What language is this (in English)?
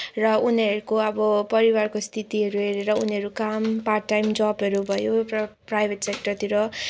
Nepali